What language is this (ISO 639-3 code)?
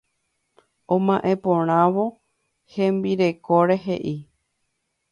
grn